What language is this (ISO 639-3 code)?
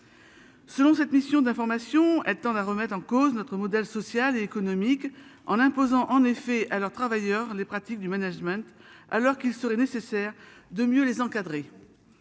fra